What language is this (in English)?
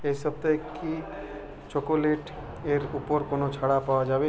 Bangla